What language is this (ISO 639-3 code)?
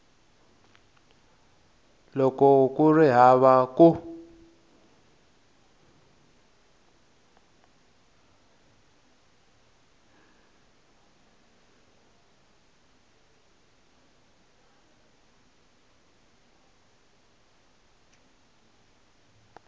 tso